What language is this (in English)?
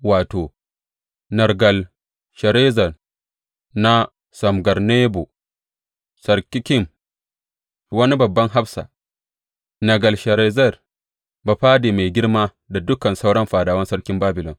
Hausa